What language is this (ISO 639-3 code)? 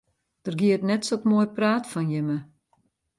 fry